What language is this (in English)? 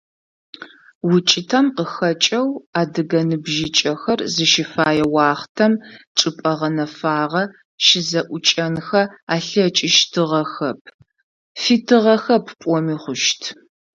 Adyghe